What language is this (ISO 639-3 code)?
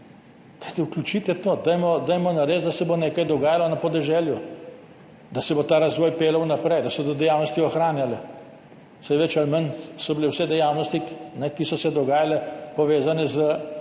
slv